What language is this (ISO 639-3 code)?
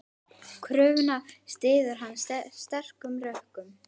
isl